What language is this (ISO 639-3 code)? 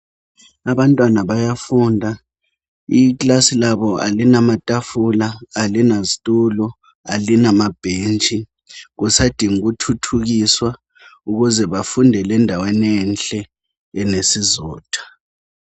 nde